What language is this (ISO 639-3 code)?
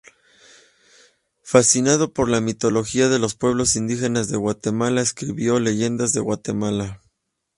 spa